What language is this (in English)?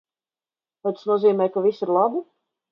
Latvian